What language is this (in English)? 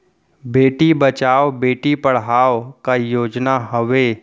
Chhattisgarhi